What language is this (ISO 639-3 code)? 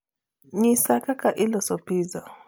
luo